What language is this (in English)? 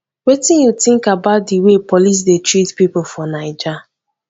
Nigerian Pidgin